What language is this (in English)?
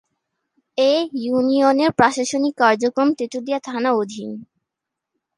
Bangla